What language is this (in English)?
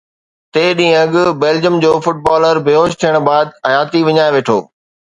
Sindhi